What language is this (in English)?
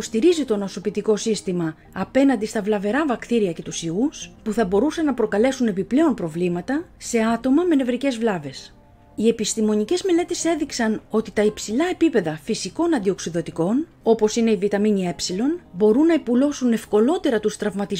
Greek